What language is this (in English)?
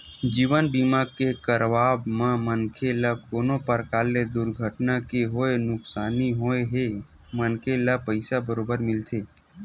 Chhattisgarhi